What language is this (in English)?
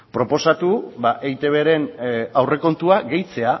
Basque